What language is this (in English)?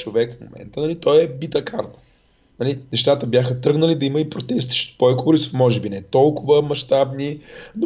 Bulgarian